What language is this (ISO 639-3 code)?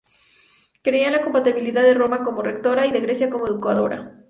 spa